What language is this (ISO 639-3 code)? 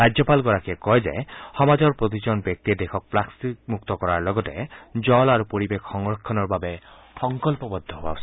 asm